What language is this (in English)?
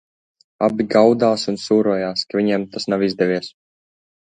Latvian